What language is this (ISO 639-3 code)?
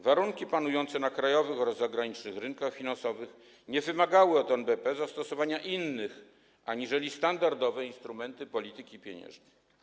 pol